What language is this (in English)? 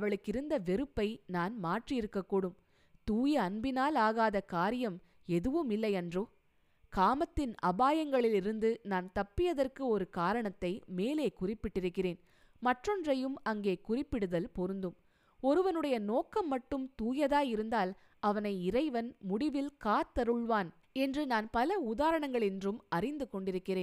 Tamil